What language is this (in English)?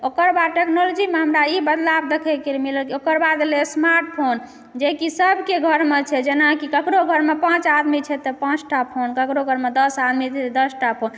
Maithili